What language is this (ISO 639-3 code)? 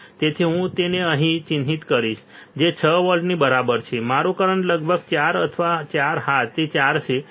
guj